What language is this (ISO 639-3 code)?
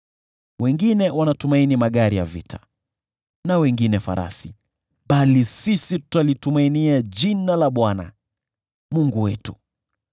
swa